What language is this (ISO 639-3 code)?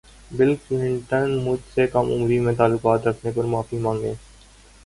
urd